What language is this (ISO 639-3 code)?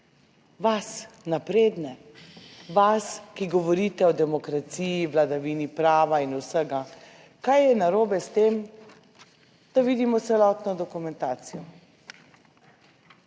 slv